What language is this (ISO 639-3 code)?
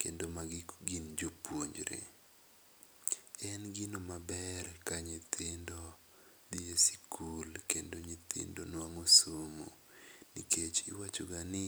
luo